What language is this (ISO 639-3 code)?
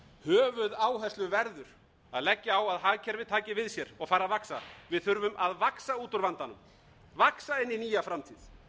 isl